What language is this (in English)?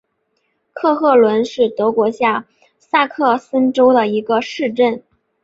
Chinese